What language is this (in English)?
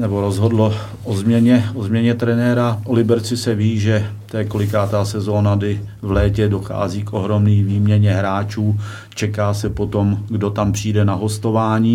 Czech